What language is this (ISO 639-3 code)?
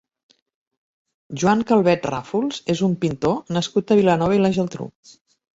cat